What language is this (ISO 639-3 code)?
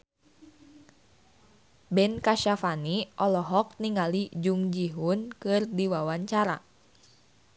sun